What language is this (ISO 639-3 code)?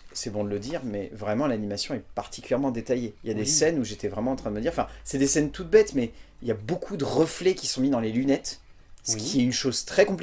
fra